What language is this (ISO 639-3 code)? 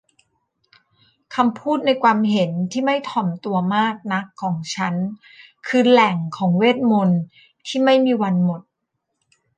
tha